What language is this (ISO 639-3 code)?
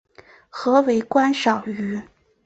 zho